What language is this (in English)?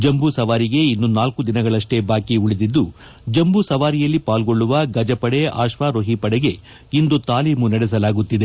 Kannada